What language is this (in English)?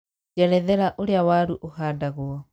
Kikuyu